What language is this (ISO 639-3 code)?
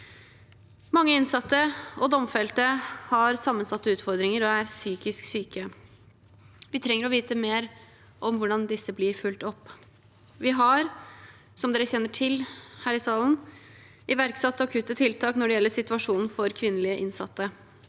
nor